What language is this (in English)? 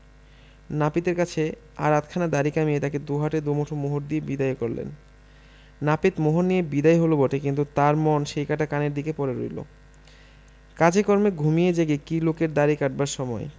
Bangla